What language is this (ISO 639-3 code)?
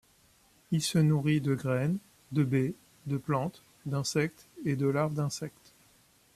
fra